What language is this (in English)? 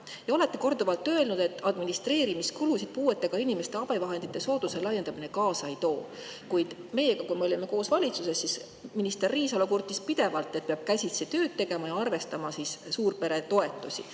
Estonian